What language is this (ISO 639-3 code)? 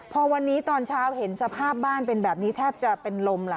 tha